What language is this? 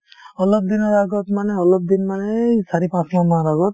Assamese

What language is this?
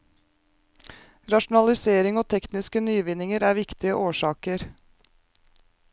Norwegian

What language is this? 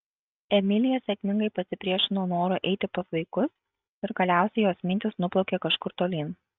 Lithuanian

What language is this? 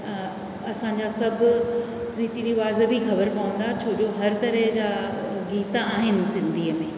Sindhi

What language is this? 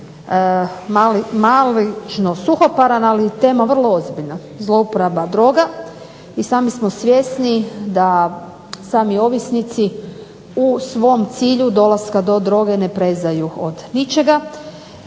Croatian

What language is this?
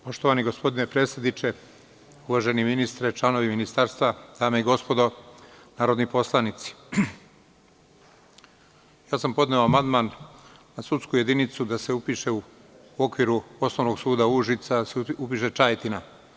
Serbian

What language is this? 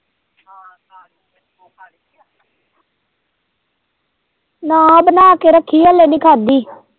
Punjabi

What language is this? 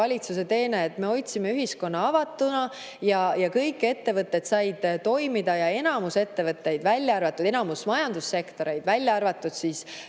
Estonian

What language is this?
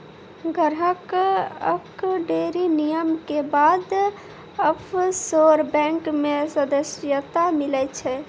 Maithili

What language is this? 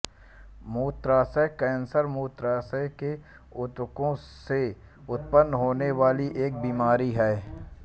Hindi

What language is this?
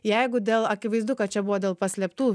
Lithuanian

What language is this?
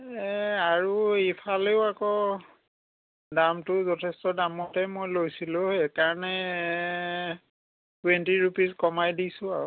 Assamese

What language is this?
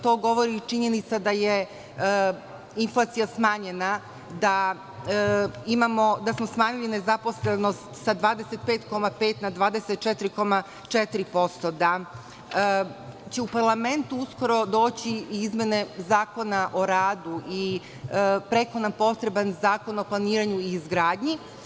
Serbian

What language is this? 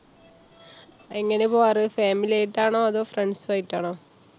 Malayalam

